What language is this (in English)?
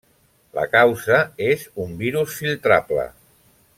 Catalan